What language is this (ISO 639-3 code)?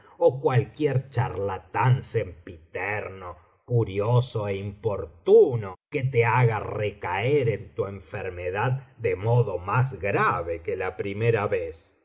spa